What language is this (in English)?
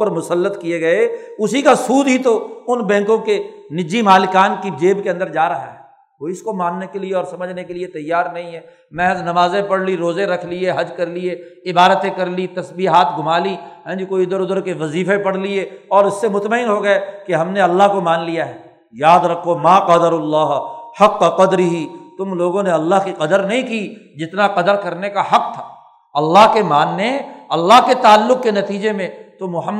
Urdu